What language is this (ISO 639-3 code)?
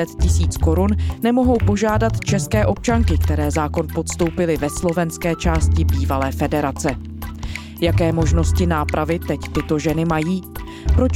ces